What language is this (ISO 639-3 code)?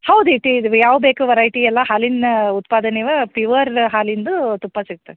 kan